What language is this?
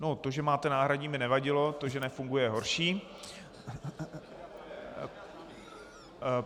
Czech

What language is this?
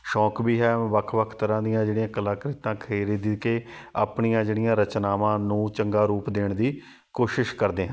Punjabi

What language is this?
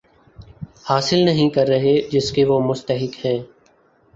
Urdu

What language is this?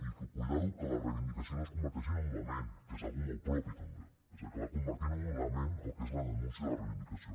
Catalan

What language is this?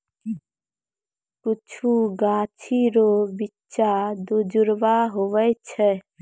Maithili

